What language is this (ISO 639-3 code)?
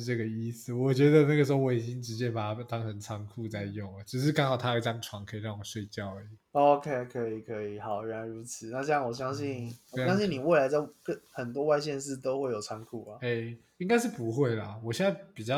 zho